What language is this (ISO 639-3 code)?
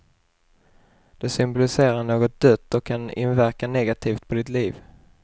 swe